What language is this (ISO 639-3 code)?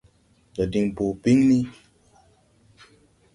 tui